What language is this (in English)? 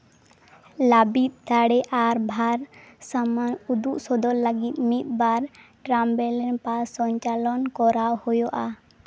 Santali